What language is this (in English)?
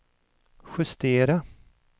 Swedish